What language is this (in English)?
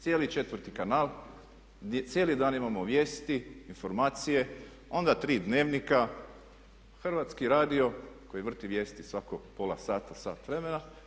Croatian